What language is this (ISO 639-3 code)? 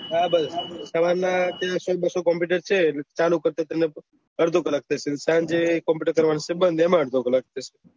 guj